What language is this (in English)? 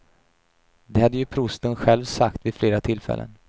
Swedish